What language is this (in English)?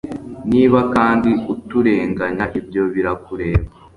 Kinyarwanda